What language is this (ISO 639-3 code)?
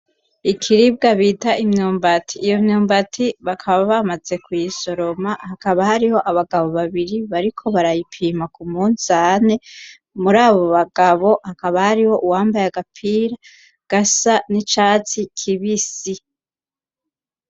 run